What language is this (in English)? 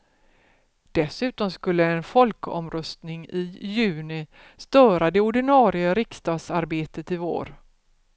Swedish